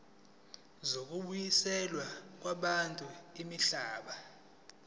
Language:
Zulu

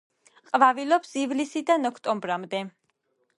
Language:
Georgian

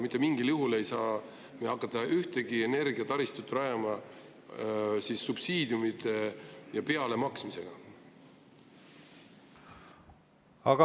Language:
Estonian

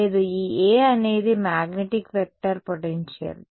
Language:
Telugu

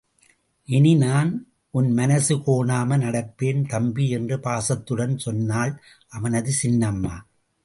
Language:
Tamil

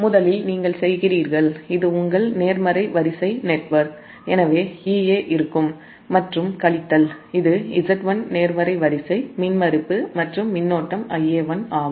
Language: Tamil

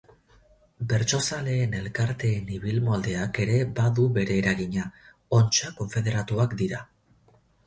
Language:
Basque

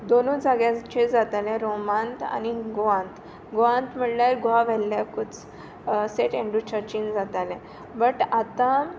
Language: Konkani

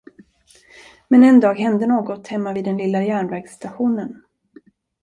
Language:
Swedish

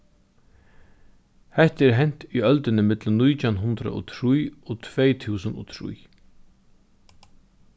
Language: Faroese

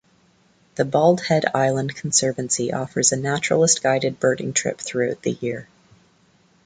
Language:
English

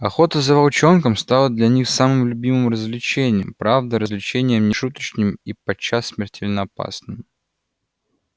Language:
Russian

